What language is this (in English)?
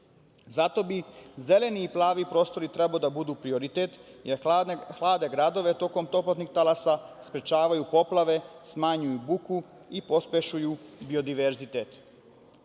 Serbian